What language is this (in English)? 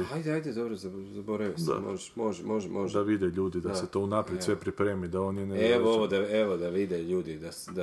Croatian